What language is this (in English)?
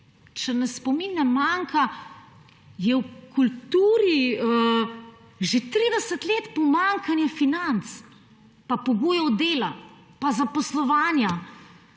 Slovenian